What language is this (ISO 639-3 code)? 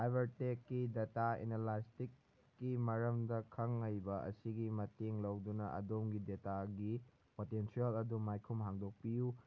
mni